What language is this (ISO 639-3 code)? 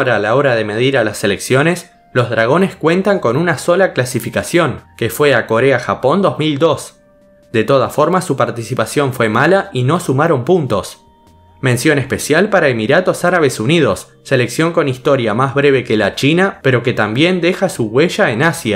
spa